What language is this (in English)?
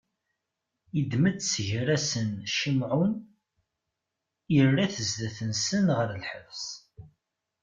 Kabyle